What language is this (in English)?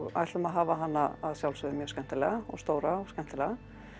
Icelandic